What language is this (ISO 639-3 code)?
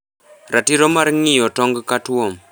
luo